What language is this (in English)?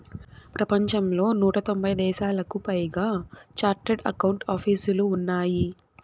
Telugu